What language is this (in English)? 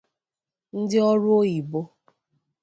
Igbo